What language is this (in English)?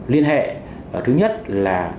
Vietnamese